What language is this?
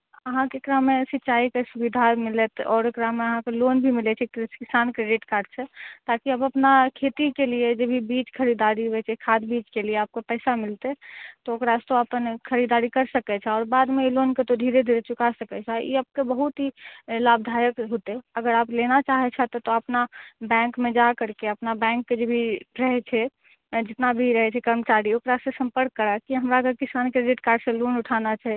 Maithili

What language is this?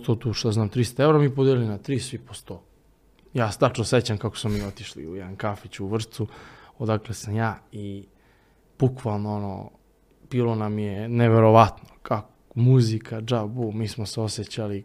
Croatian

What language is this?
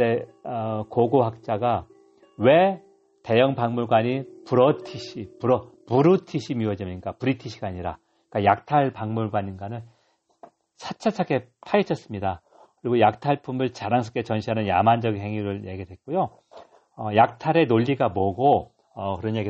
Korean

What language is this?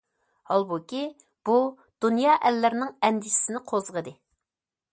Uyghur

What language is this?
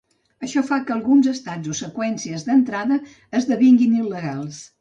Catalan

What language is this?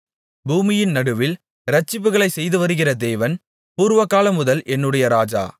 Tamil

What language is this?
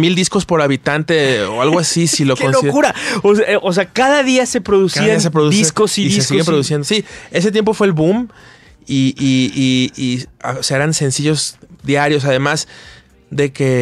Spanish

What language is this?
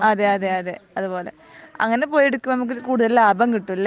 Malayalam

